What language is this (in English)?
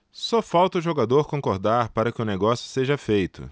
Portuguese